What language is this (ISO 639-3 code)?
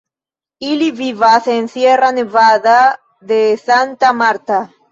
epo